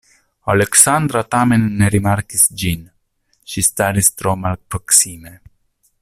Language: Esperanto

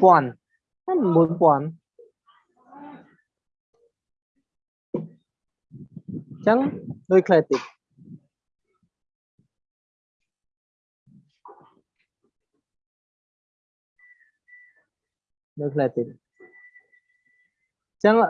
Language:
Vietnamese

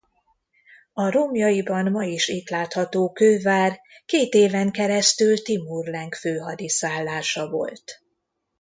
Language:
Hungarian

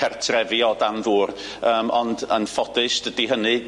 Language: Welsh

